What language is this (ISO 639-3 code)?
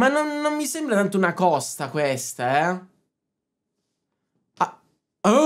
ita